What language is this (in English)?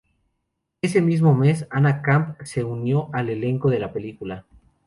Spanish